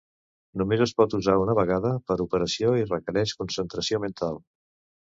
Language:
Catalan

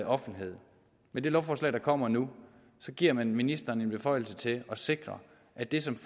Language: Danish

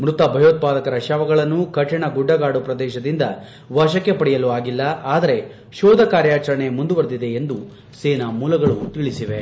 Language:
Kannada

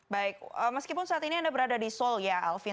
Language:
Indonesian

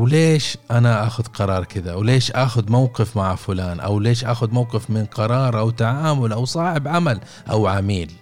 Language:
Arabic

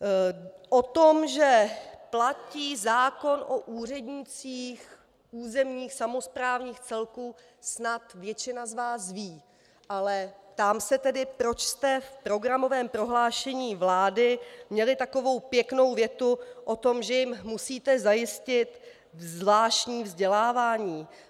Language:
Czech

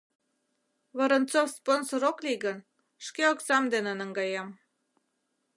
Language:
Mari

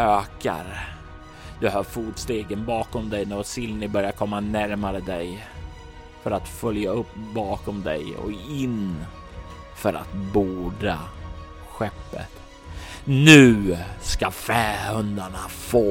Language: Swedish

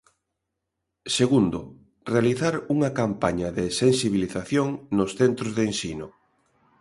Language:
Galician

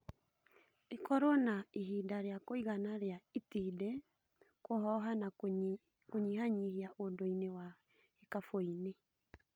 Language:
Kikuyu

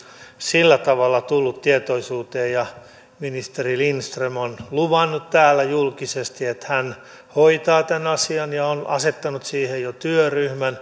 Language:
Finnish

